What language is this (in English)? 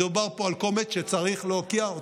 Hebrew